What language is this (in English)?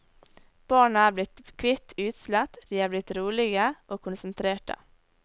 Norwegian